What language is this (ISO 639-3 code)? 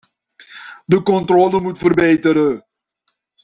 nld